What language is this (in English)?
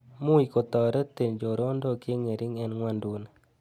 Kalenjin